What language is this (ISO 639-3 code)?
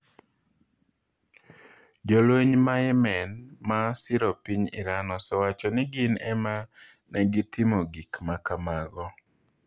luo